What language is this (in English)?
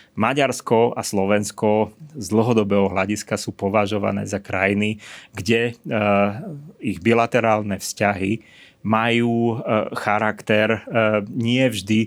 Slovak